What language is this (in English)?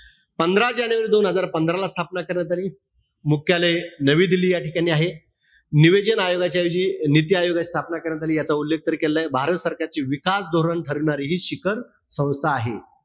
Marathi